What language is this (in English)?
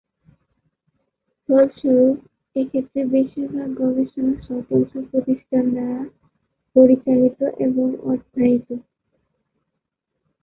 Bangla